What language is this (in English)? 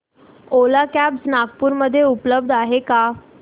Marathi